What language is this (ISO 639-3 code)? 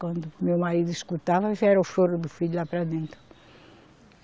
por